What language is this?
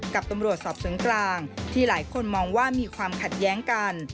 Thai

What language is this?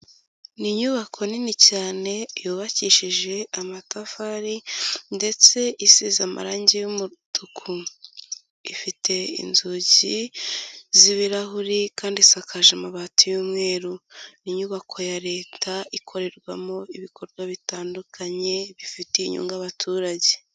Kinyarwanda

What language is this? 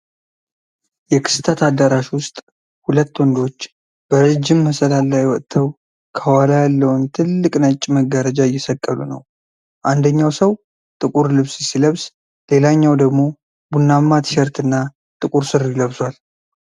Amharic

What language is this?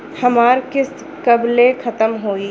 Bhojpuri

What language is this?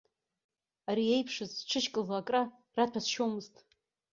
Abkhazian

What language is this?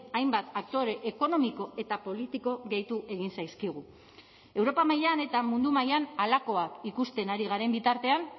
Basque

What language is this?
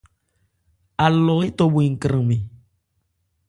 Ebrié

